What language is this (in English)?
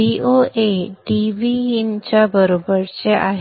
Marathi